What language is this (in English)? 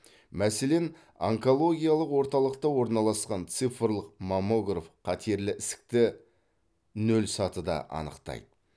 Kazakh